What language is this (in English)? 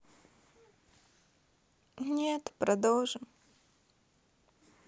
Russian